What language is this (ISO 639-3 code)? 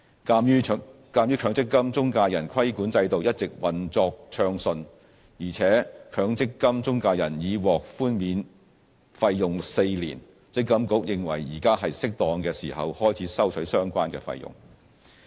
yue